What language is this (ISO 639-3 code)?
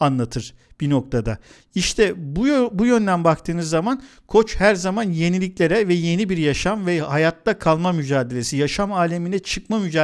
tur